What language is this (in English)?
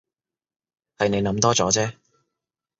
Cantonese